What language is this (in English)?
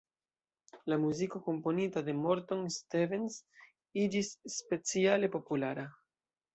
Esperanto